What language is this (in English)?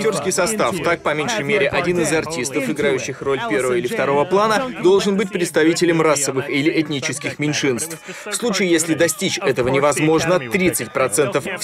Russian